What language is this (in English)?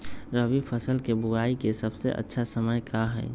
Magahi